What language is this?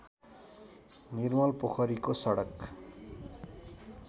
Nepali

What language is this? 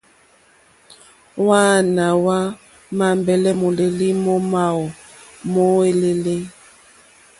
Mokpwe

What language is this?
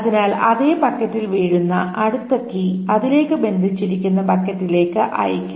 Malayalam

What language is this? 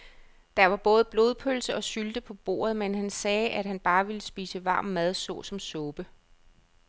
Danish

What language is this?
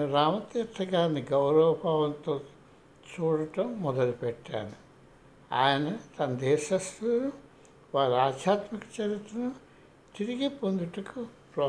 Telugu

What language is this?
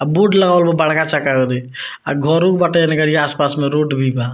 Bhojpuri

